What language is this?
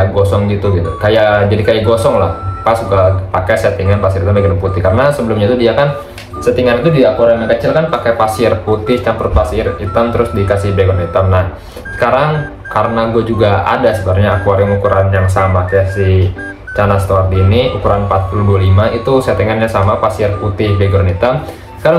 Indonesian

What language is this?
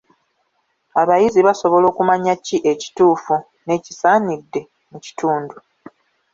Ganda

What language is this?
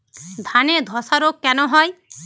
Bangla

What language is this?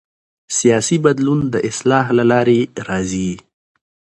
Pashto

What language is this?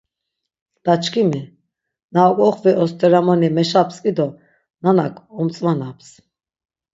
Laz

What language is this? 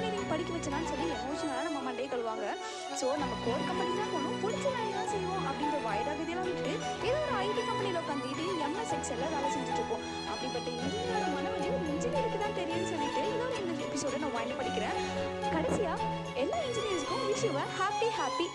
Tamil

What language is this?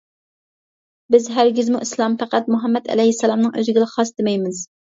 Uyghur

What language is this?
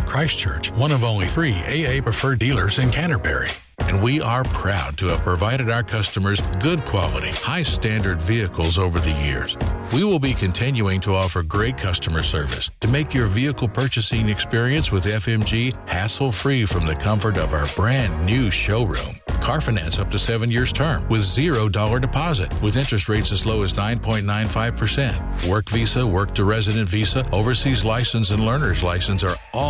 Filipino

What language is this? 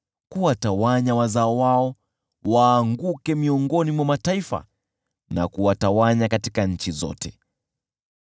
Swahili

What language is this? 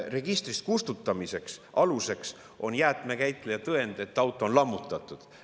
Estonian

